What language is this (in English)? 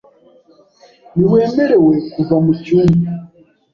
Kinyarwanda